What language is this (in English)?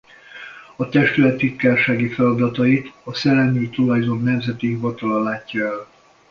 Hungarian